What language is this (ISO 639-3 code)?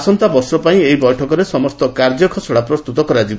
ori